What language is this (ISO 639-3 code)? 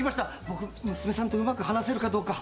jpn